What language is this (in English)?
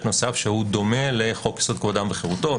Hebrew